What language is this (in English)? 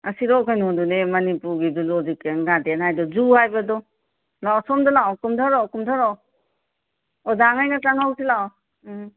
Manipuri